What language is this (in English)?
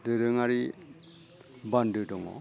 Bodo